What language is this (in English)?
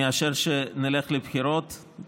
Hebrew